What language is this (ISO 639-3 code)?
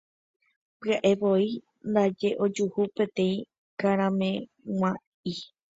grn